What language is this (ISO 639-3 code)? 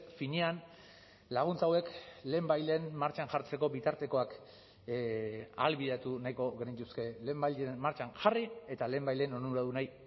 eus